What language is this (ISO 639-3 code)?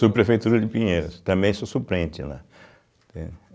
por